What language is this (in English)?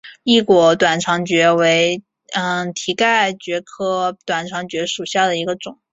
Chinese